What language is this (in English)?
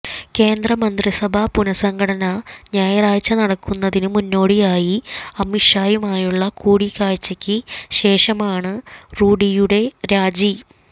Malayalam